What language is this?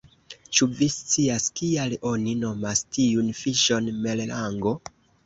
Esperanto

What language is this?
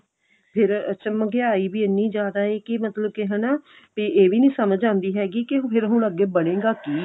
Punjabi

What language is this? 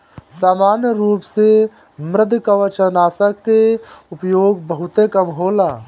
Bhojpuri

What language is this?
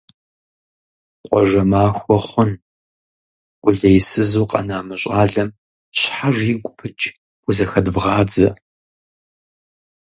Kabardian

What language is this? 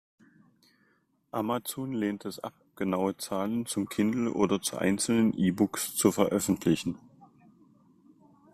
German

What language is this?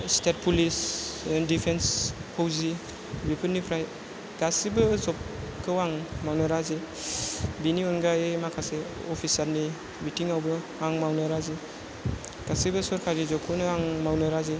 Bodo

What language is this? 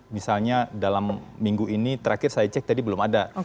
Indonesian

